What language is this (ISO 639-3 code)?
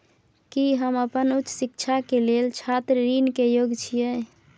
mai